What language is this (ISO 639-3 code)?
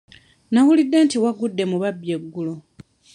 lug